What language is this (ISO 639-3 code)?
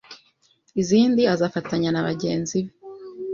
kin